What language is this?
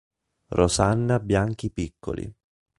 Italian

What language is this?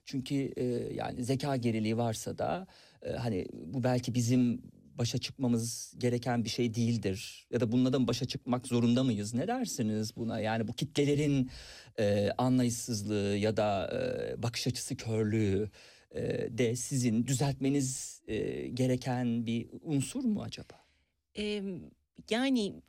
Turkish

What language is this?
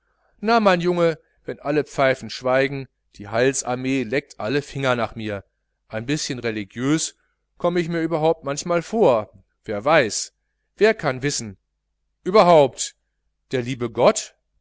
German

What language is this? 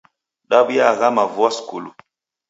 Taita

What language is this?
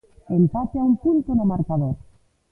Galician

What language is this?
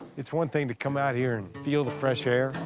English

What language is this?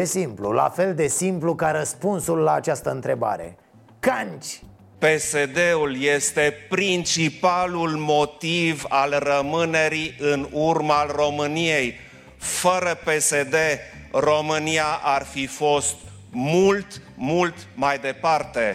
Romanian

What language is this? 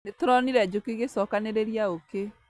Kikuyu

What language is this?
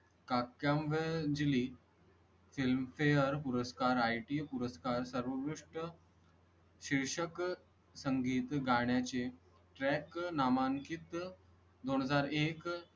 Marathi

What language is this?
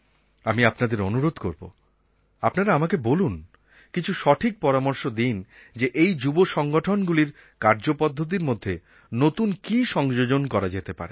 Bangla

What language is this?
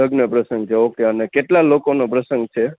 Gujarati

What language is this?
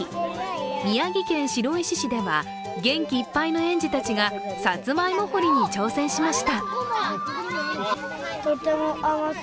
Japanese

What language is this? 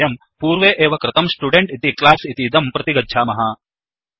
Sanskrit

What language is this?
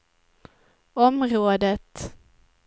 Swedish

